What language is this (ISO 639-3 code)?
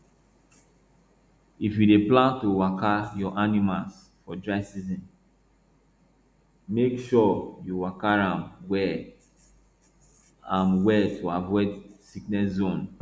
pcm